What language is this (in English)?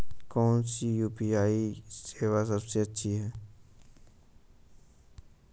Hindi